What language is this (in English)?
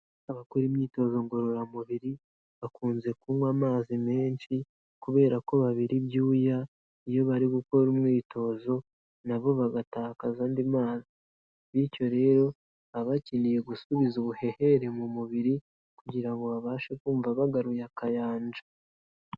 Kinyarwanda